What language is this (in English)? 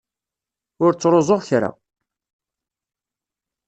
Kabyle